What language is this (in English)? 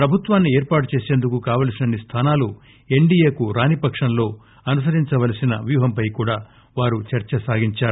Telugu